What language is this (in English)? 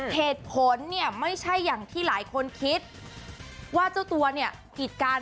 Thai